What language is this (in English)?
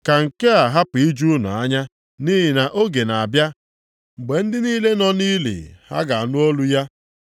Igbo